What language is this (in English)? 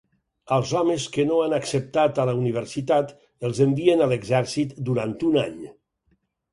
Catalan